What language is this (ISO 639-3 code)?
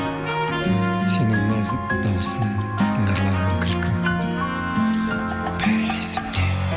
kaz